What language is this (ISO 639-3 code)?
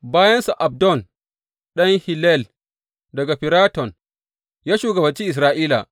hau